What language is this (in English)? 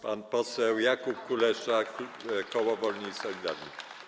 Polish